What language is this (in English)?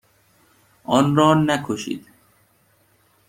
Persian